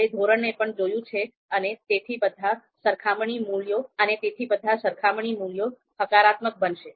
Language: Gujarati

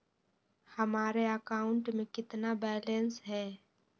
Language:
Magahi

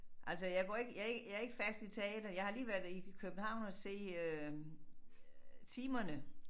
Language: Danish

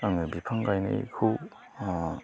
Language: Bodo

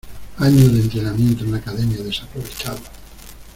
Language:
Spanish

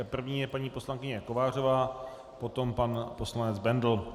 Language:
Czech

